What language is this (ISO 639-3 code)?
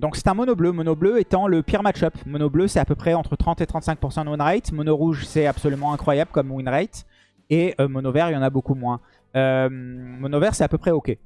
fra